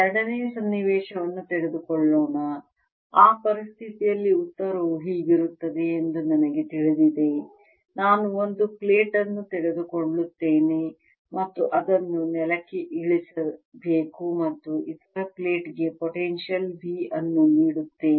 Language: Kannada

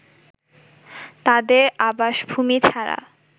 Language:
Bangla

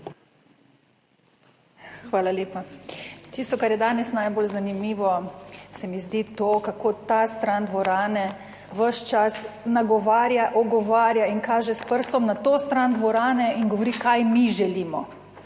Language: Slovenian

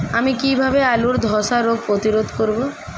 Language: Bangla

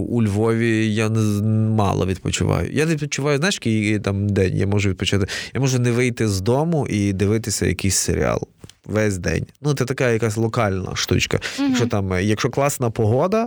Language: Ukrainian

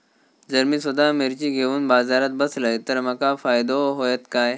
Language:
Marathi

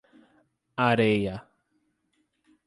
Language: Portuguese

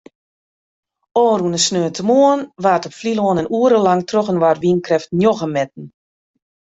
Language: Western Frisian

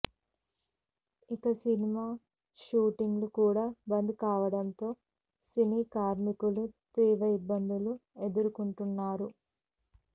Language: Telugu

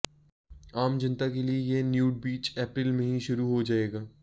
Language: Hindi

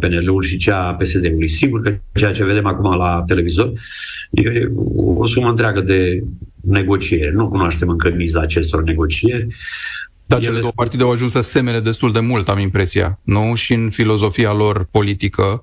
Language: Romanian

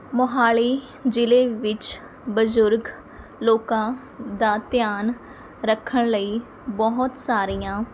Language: Punjabi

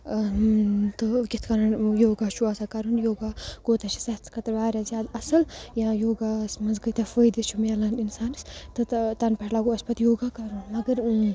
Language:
Kashmiri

